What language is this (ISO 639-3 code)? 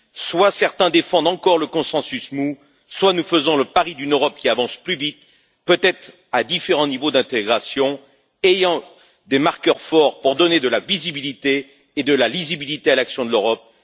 fra